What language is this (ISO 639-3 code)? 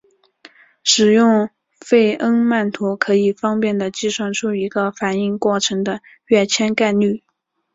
zho